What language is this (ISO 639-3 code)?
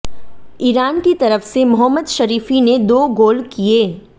hin